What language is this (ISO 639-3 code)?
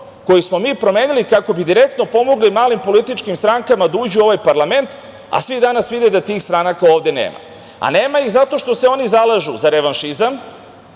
srp